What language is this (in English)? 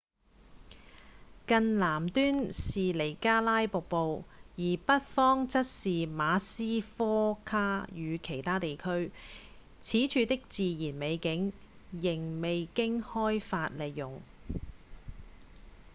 Cantonese